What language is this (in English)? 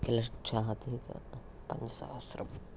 Sanskrit